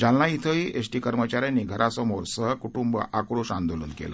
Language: Marathi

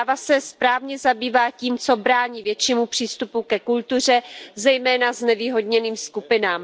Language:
Czech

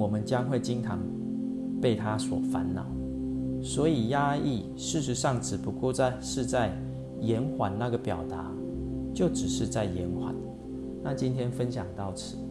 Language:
Chinese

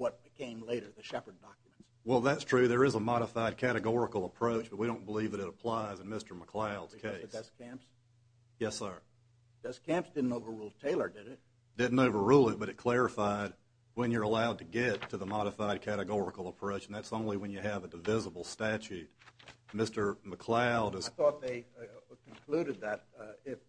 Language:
English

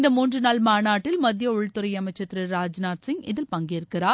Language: Tamil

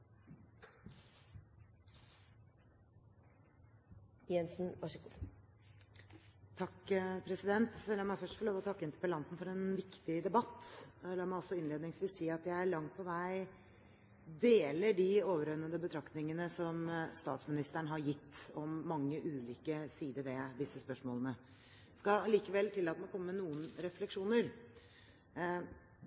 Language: Norwegian Bokmål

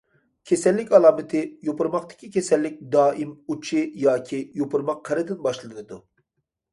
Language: Uyghur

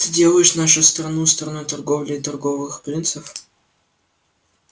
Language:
Russian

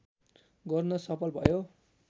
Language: Nepali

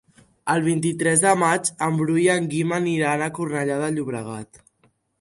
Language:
Catalan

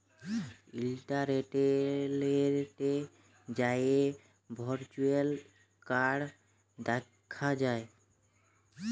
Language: Bangla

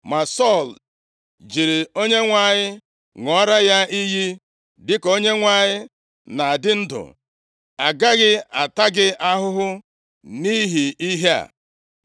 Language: Igbo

